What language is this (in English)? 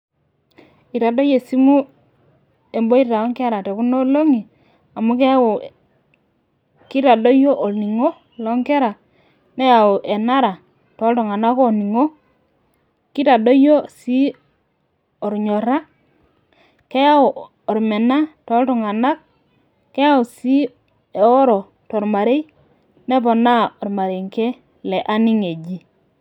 Masai